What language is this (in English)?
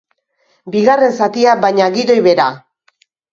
Basque